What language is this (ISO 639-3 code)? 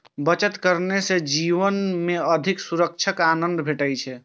mai